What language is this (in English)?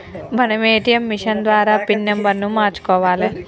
Telugu